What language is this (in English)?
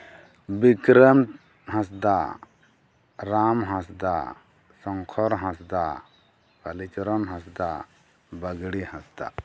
Santali